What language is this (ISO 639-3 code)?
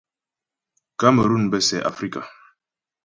bbj